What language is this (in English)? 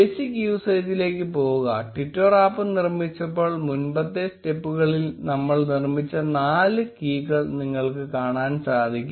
Malayalam